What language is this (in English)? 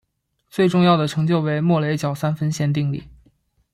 Chinese